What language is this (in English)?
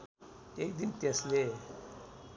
Nepali